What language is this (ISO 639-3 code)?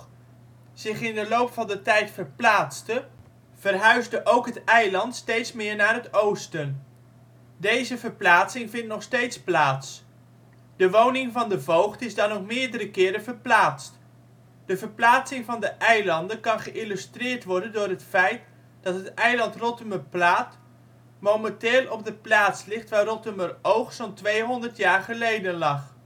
nld